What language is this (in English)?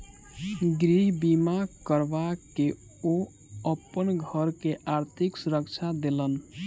Maithili